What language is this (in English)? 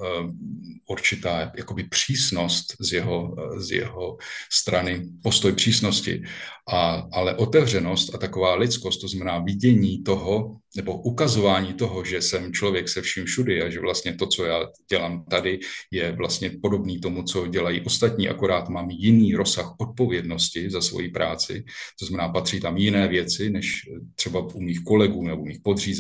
Czech